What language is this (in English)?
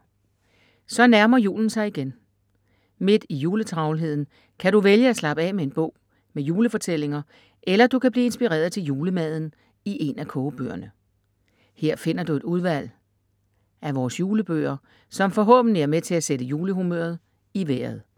Danish